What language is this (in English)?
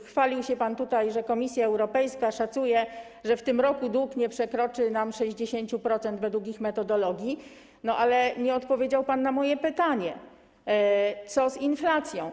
Polish